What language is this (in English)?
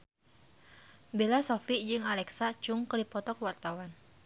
Sundanese